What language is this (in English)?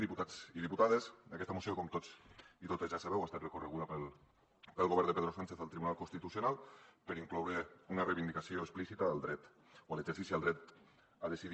Catalan